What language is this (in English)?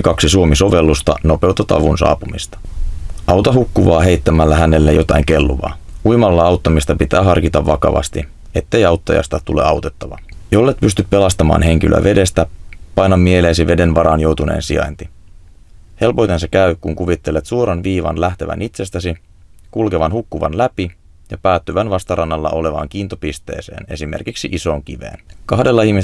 Finnish